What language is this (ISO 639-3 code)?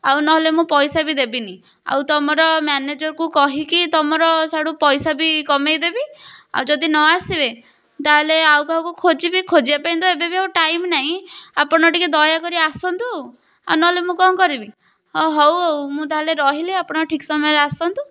ori